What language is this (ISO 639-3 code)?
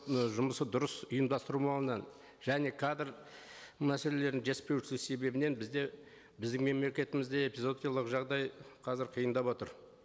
kaz